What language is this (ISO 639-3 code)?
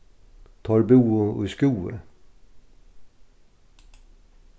fao